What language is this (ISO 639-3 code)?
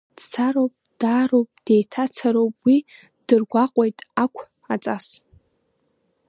abk